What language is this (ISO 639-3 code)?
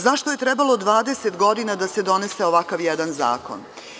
srp